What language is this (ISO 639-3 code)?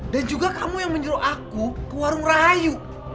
ind